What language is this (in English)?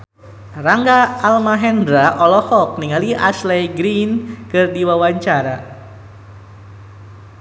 Sundanese